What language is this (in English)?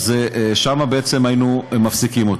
Hebrew